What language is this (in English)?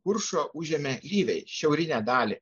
Lithuanian